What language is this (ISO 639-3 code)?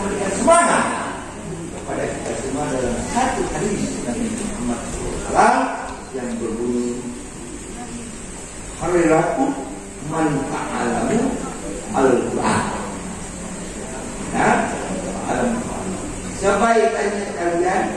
ind